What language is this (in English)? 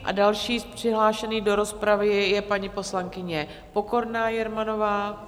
Czech